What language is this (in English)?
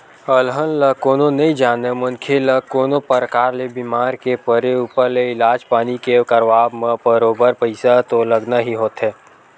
Chhattisgarhi